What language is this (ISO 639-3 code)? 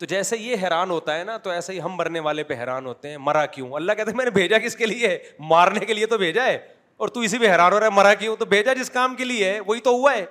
urd